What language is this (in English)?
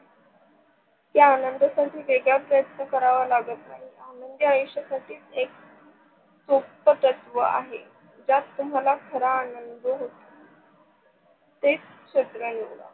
Marathi